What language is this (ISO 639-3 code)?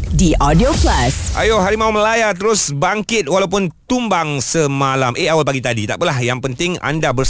msa